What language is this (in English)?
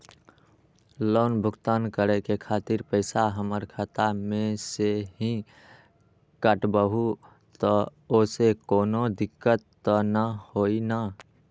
Magahi